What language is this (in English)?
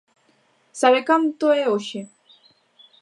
Galician